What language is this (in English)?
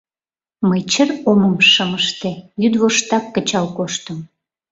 Mari